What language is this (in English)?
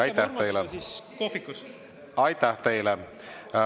Estonian